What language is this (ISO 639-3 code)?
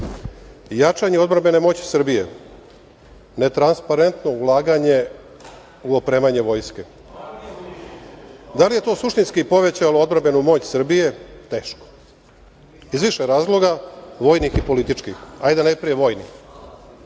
srp